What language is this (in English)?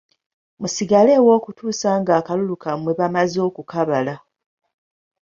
Ganda